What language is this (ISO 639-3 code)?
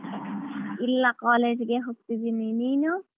kan